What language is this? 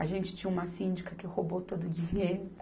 Portuguese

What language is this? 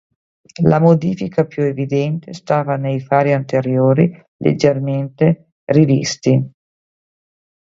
Italian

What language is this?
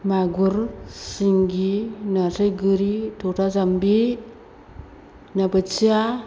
Bodo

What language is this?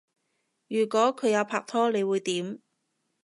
Cantonese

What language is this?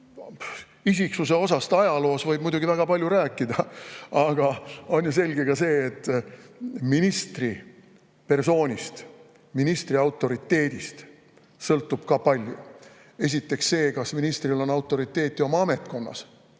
Estonian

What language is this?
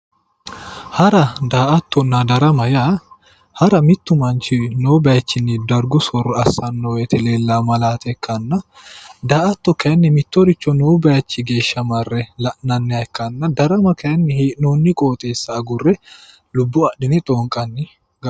Sidamo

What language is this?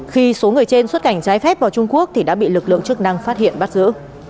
Vietnamese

